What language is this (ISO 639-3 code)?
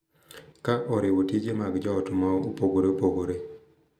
luo